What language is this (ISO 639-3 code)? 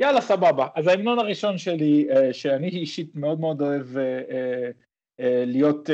heb